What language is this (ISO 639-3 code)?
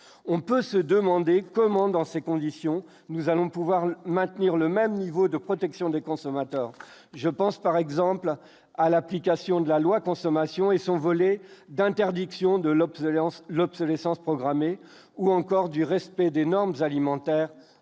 fra